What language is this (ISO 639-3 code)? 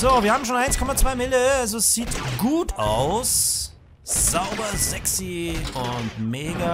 deu